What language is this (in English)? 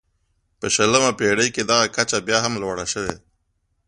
Pashto